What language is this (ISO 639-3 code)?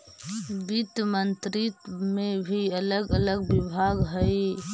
mag